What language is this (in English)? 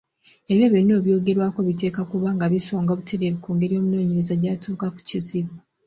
Ganda